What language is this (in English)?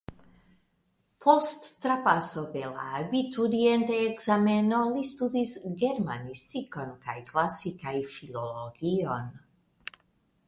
Esperanto